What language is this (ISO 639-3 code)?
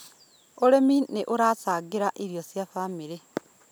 kik